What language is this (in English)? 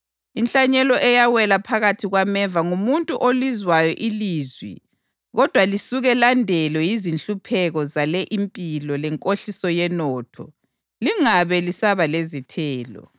North Ndebele